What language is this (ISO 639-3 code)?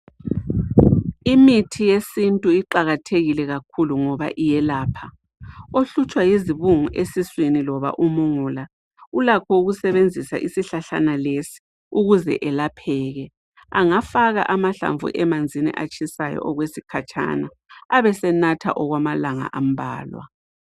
nde